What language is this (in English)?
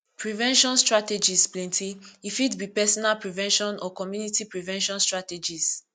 Nigerian Pidgin